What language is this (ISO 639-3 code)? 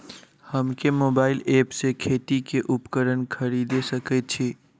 mai